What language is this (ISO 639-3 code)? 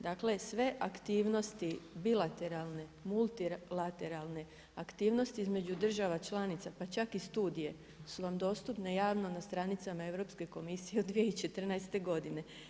hrv